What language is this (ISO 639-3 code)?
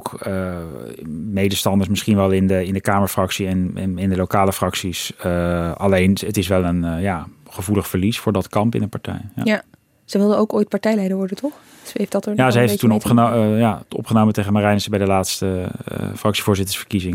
nld